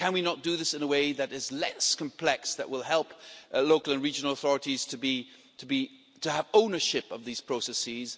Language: English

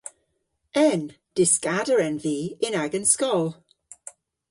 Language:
Cornish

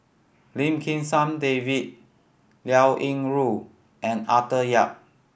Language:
English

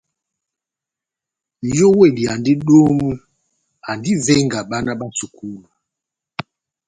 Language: Batanga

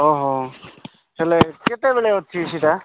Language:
Odia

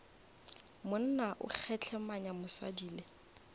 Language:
Northern Sotho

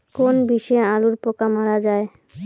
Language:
Bangla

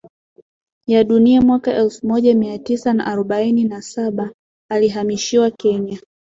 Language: Swahili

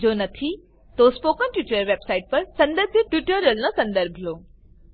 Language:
Gujarati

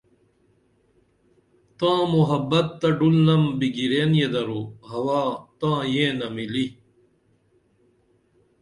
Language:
Dameli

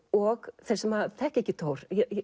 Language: Icelandic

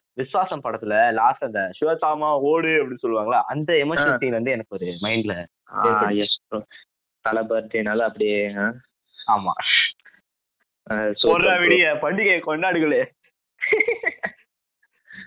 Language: Tamil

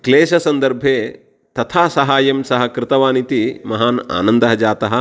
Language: Sanskrit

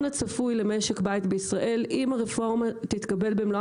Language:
Hebrew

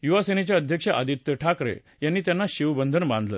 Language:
Marathi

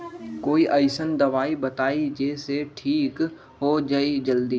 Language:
Magahi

